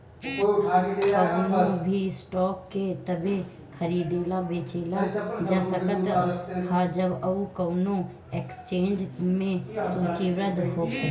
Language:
Bhojpuri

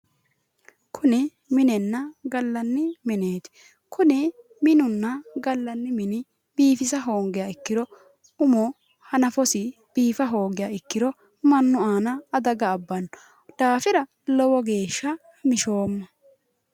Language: Sidamo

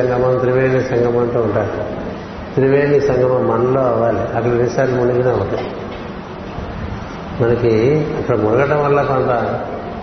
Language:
Telugu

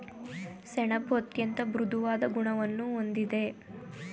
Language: Kannada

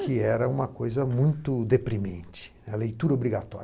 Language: Portuguese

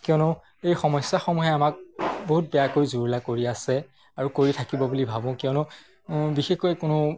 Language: Assamese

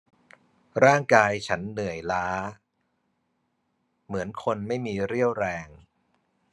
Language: Thai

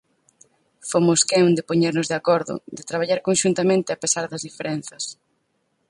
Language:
Galician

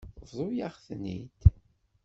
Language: Kabyle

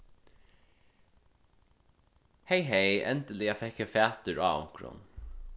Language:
Faroese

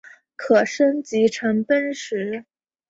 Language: Chinese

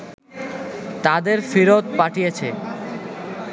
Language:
Bangla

